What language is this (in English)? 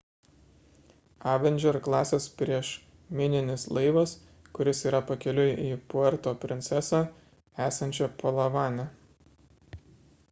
Lithuanian